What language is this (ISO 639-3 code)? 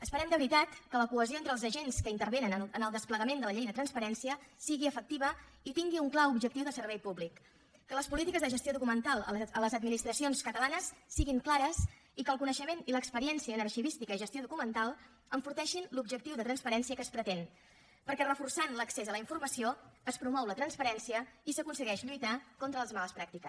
cat